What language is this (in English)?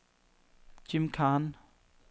Danish